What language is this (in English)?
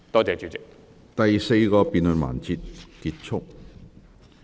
Cantonese